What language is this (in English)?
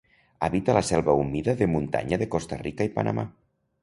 Catalan